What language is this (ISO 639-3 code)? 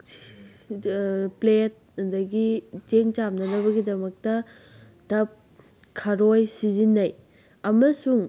mni